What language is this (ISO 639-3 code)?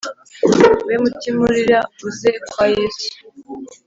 kin